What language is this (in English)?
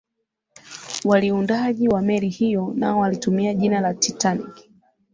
Swahili